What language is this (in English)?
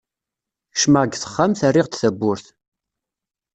Kabyle